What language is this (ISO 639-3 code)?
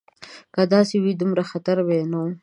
pus